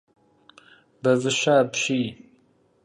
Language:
Kabardian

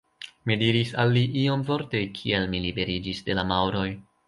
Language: Esperanto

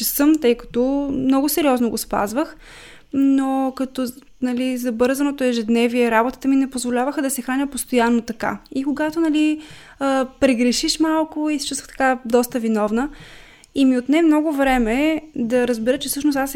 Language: Bulgarian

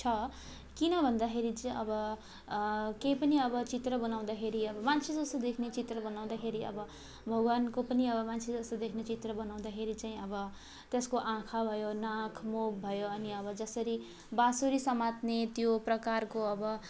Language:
Nepali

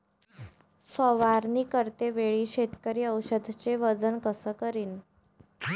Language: Marathi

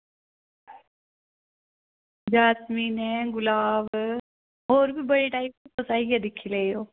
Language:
Dogri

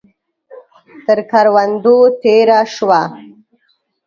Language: Pashto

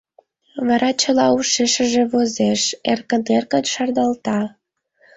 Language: Mari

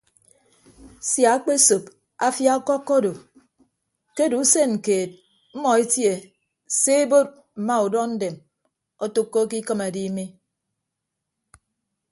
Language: Ibibio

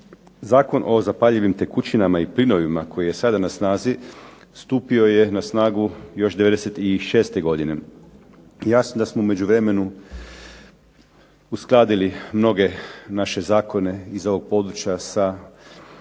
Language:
Croatian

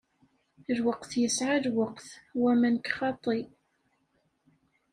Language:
Kabyle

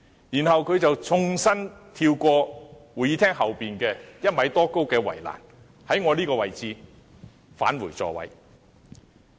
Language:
Cantonese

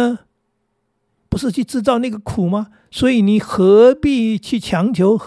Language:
Chinese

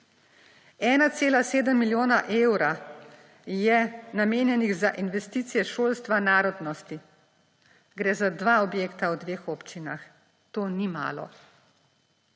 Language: Slovenian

